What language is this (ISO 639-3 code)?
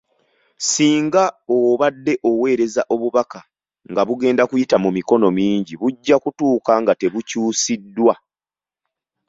lug